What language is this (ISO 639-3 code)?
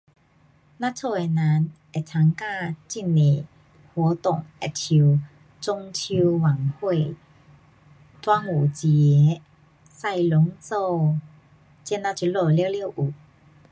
cpx